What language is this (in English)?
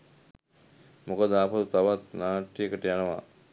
Sinhala